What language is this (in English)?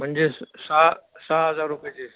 Marathi